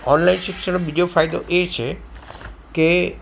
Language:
Gujarati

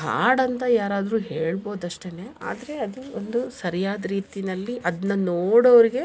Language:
Kannada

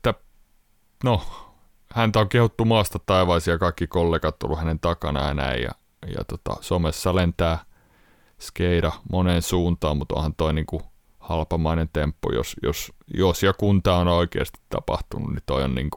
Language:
Finnish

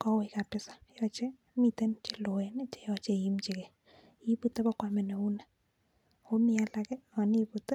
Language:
Kalenjin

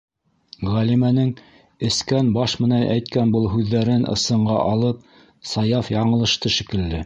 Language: Bashkir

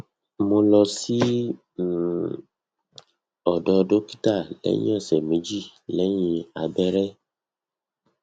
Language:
Yoruba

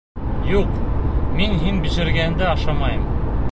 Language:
Bashkir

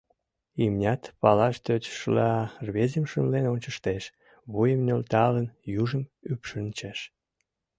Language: Mari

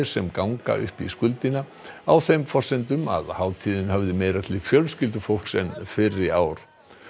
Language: Icelandic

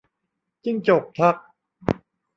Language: Thai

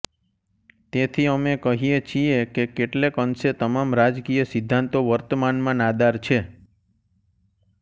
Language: Gujarati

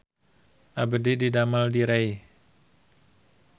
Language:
Sundanese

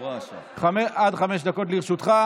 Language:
Hebrew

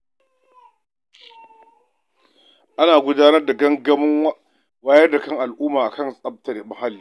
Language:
Hausa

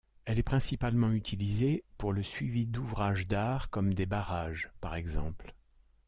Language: French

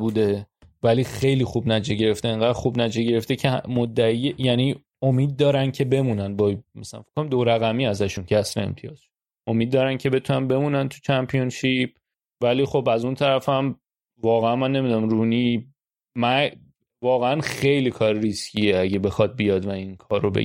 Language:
Persian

